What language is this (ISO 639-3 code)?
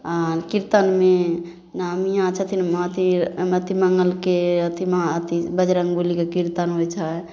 mai